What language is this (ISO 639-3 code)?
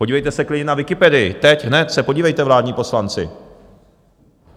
ces